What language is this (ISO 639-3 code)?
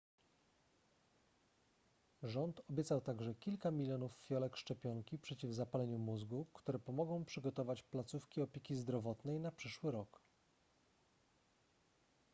pol